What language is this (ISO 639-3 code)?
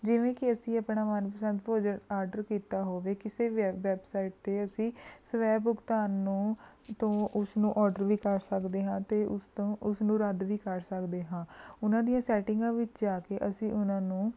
pan